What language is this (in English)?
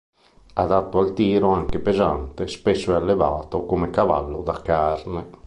Italian